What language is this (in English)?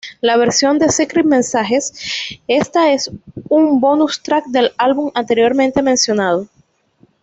Spanish